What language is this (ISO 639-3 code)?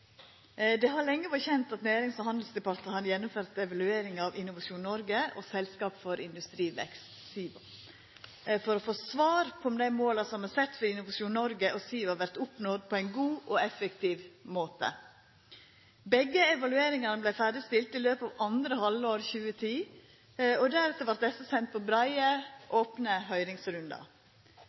nor